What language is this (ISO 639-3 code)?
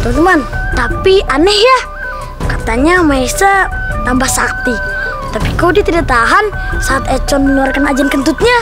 ind